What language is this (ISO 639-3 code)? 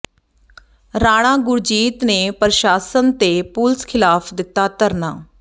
pan